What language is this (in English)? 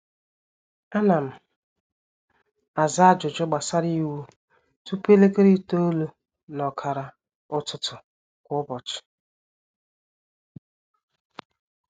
Igbo